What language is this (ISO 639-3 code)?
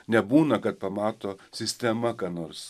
lit